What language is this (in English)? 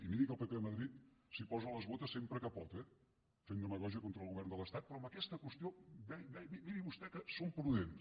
Catalan